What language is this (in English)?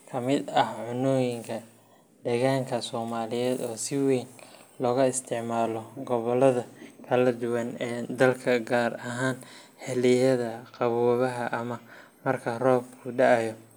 Somali